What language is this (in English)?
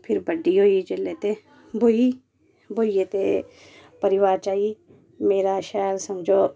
Dogri